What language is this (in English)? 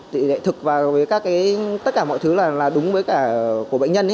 Vietnamese